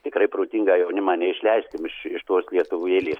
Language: Lithuanian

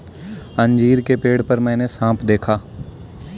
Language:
Hindi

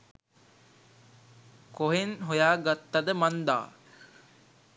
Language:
Sinhala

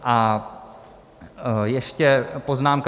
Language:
Czech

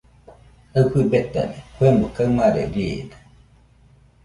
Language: Nüpode Huitoto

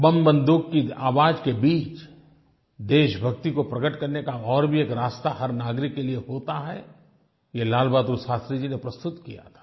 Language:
Hindi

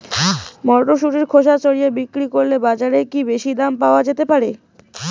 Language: Bangla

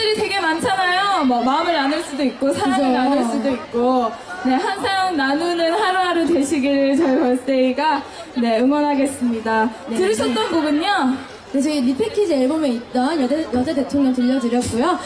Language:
Korean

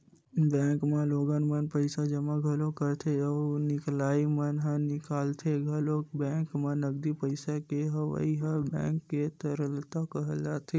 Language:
Chhattisgarhi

